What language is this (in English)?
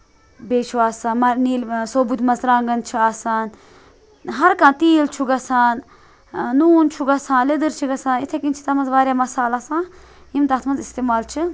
Kashmiri